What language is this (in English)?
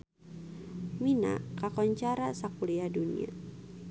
Sundanese